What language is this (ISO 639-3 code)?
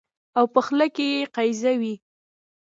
pus